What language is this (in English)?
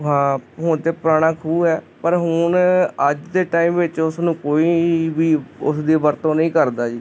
Punjabi